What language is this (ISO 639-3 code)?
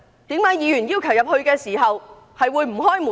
yue